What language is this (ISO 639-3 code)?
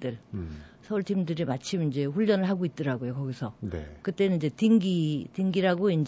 kor